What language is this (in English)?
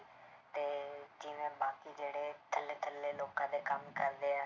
Punjabi